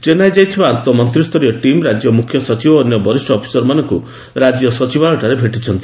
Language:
Odia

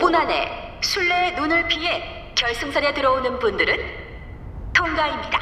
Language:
Korean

